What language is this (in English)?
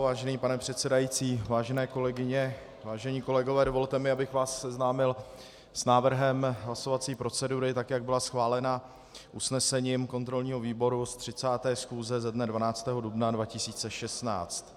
Czech